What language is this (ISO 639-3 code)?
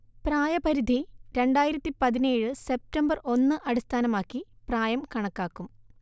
mal